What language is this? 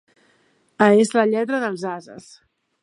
Catalan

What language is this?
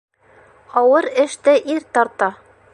Bashkir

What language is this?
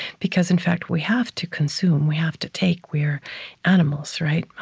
English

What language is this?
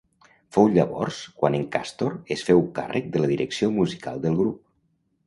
Catalan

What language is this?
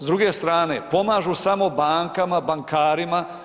Croatian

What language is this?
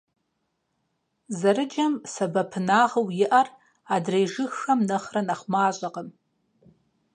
Kabardian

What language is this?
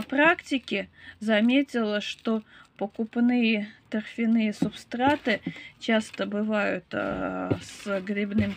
Russian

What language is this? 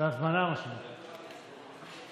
Hebrew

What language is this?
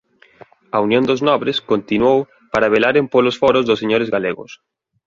Galician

